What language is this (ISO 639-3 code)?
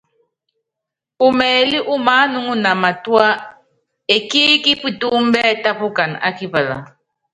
yav